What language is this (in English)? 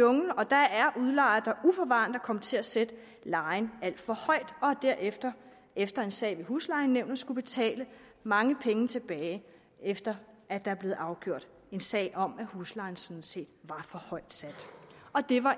Danish